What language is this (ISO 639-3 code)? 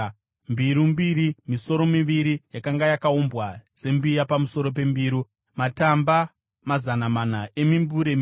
sna